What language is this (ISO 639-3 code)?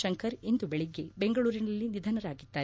kan